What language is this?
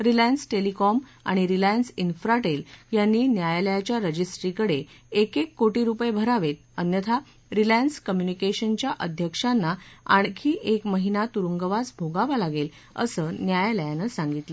Marathi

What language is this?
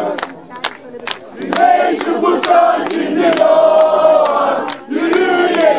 Hebrew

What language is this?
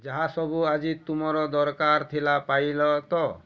Odia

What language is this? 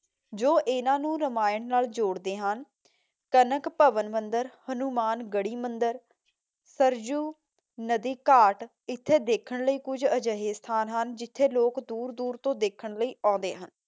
Punjabi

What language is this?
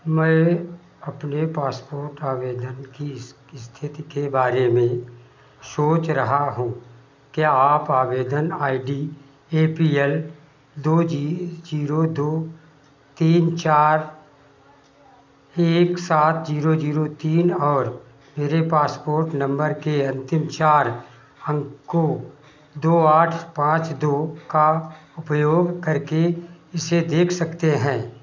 Hindi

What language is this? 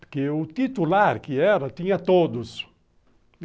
Portuguese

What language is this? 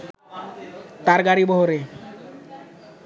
Bangla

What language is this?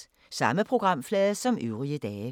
Danish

